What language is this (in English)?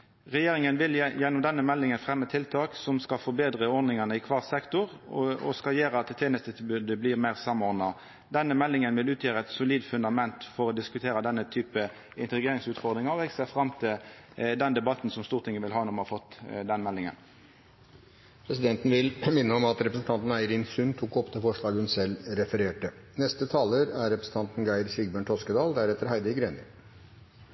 Norwegian